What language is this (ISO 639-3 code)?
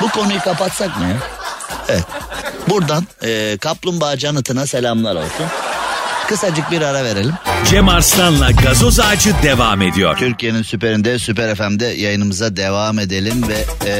tur